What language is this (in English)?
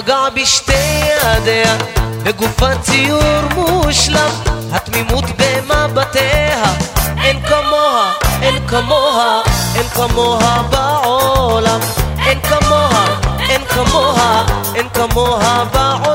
Hebrew